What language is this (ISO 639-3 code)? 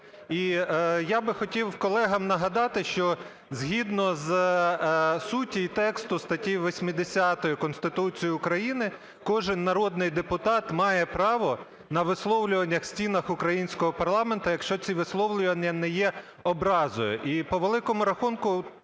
ukr